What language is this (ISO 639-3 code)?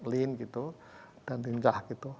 ind